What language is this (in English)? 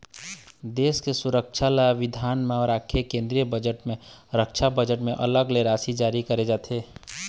Chhattisgarhi